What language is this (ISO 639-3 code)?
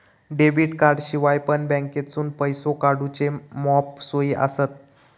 mar